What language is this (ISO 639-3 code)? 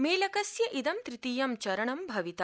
san